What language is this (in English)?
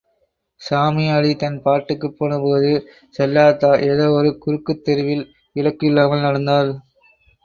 Tamil